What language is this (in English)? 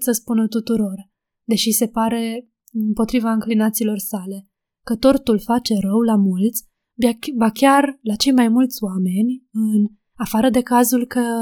Romanian